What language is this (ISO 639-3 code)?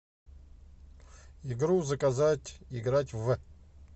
rus